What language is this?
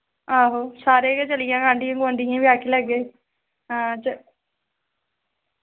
Dogri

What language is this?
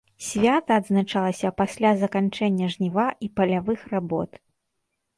Belarusian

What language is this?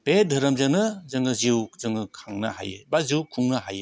Bodo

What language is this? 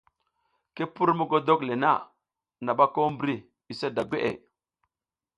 South Giziga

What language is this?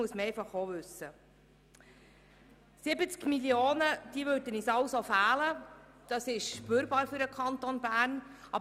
Swiss German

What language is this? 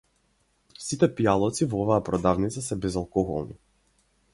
Macedonian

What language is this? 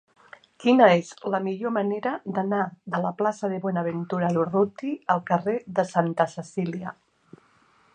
Catalan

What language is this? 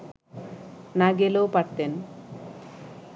Bangla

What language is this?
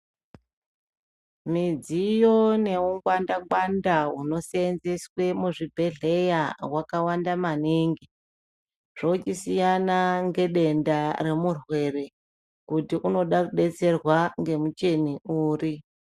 Ndau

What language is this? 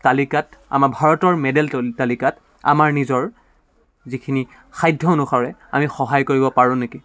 Assamese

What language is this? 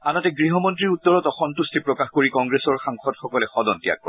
Assamese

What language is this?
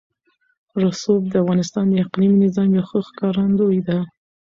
Pashto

